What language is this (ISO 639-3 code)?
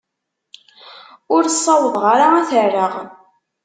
kab